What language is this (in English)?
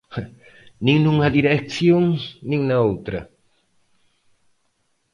Galician